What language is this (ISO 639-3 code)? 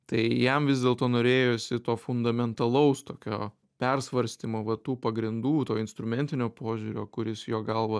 lit